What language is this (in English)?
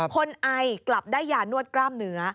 Thai